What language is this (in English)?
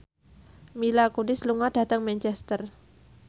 Javanese